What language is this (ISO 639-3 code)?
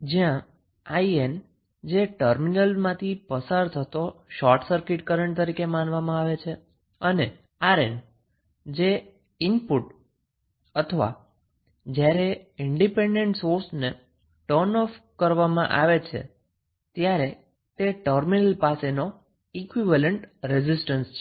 guj